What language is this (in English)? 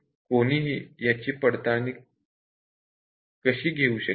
Marathi